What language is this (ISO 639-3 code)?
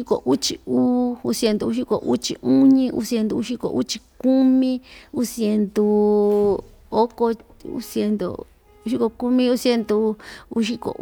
vmj